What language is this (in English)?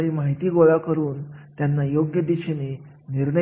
Marathi